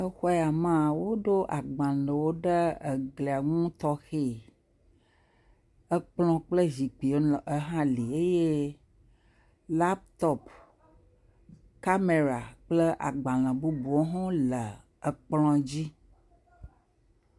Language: Ewe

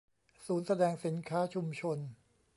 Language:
Thai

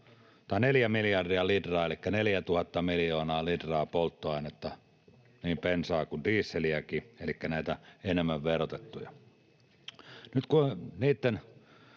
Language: Finnish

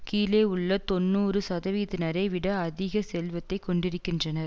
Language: Tamil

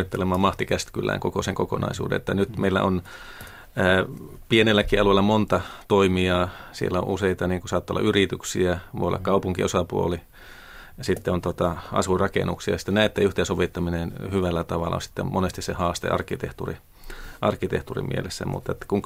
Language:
Finnish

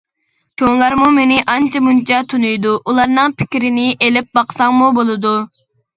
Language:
Uyghur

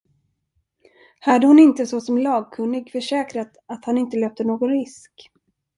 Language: Swedish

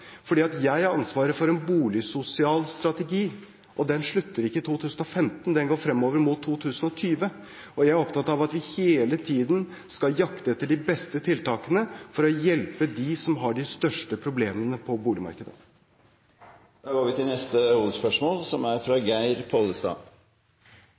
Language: Norwegian Bokmål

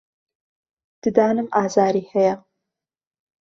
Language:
Central Kurdish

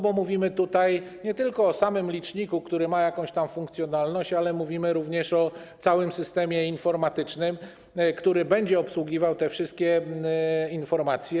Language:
Polish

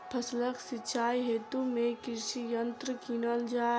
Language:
Maithili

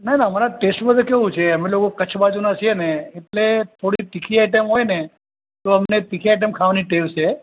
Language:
Gujarati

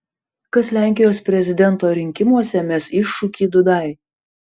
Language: Lithuanian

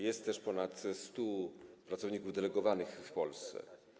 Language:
Polish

